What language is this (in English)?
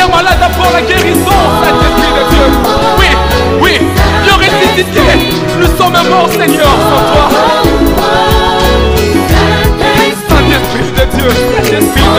Romanian